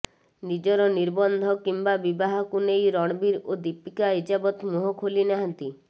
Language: Odia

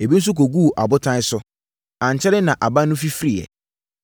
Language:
Akan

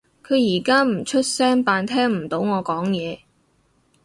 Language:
Cantonese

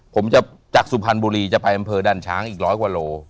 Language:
Thai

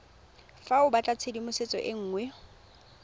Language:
Tswana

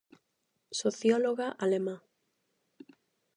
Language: Galician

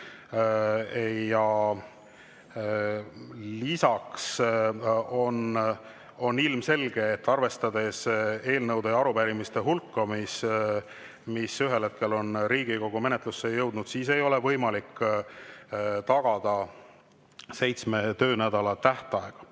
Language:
Estonian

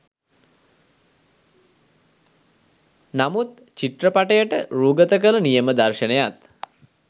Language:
Sinhala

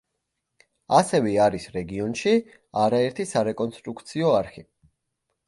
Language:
Georgian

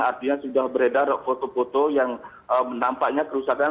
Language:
Indonesian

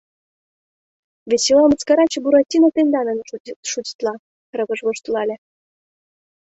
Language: Mari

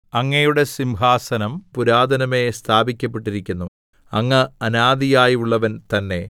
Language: Malayalam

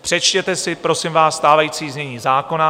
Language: Czech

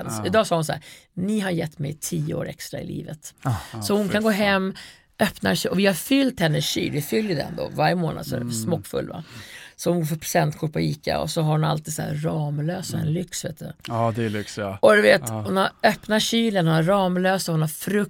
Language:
Swedish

